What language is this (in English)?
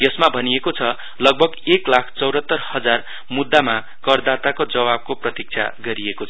Nepali